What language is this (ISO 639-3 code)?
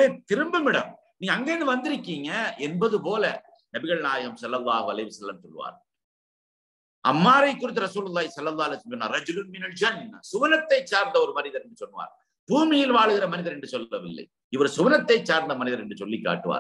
ara